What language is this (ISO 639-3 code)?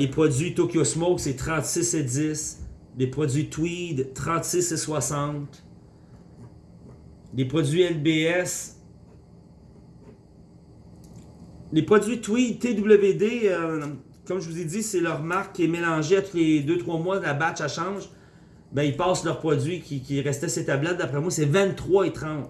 fra